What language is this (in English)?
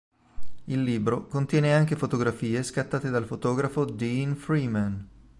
Italian